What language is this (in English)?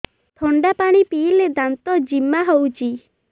Odia